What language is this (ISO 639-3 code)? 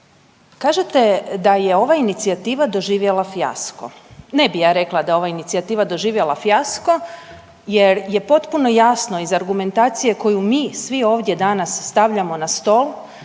hrv